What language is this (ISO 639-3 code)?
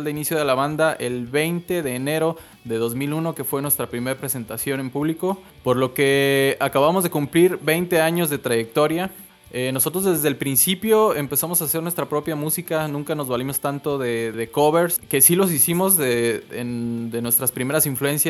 spa